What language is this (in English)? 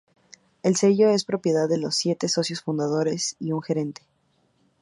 Spanish